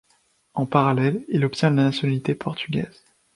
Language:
French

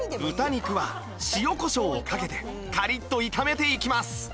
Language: Japanese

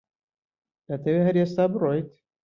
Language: Central Kurdish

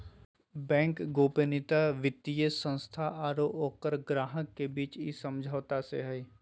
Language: Magahi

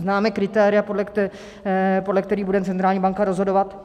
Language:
Czech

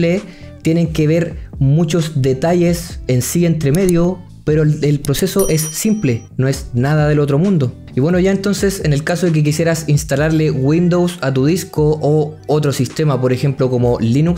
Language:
Spanish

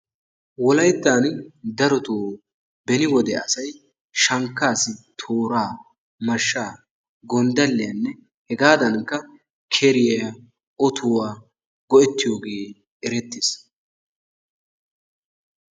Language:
Wolaytta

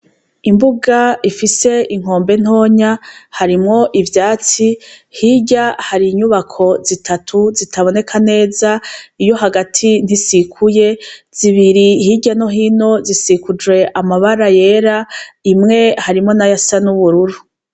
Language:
Rundi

